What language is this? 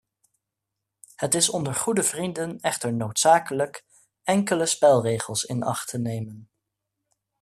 Dutch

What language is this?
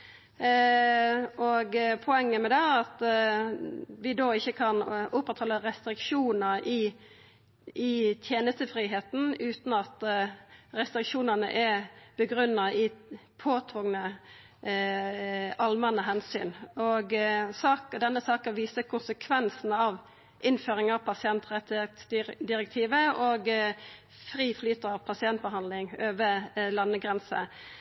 Norwegian Nynorsk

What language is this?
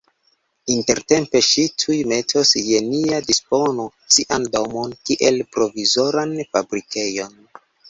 Esperanto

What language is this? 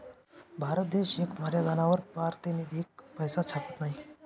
Marathi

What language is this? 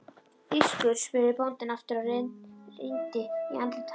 Icelandic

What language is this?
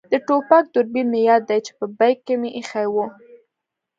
Pashto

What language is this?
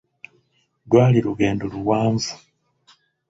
Ganda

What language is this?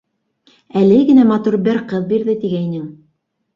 Bashkir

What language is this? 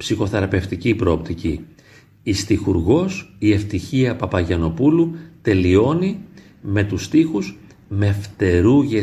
Greek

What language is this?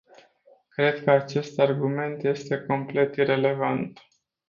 Romanian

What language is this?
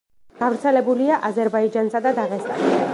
Georgian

